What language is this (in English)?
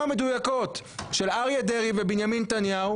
Hebrew